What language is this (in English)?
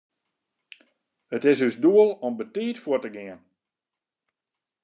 Western Frisian